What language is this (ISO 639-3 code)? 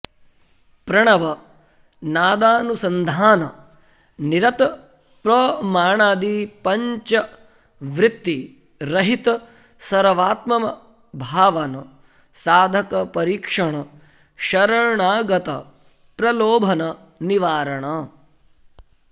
san